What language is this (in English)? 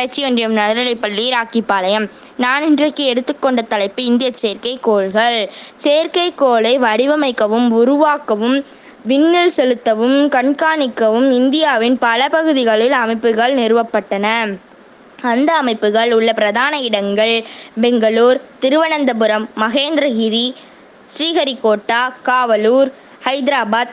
Tamil